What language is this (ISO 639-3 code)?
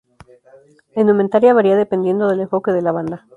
spa